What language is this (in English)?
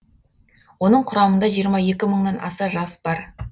Kazakh